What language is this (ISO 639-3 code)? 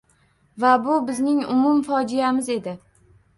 uzb